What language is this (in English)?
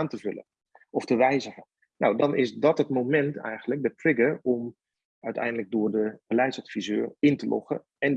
Dutch